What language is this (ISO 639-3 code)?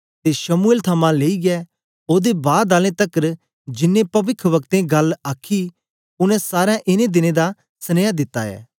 doi